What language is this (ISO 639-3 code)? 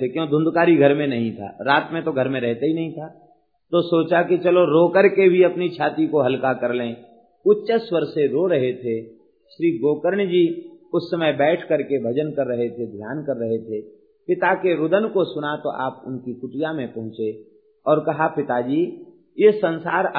hin